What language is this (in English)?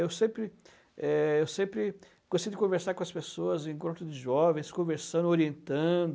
Portuguese